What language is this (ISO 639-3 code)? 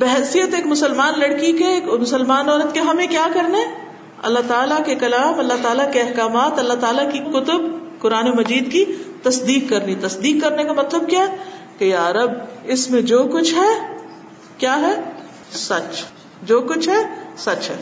urd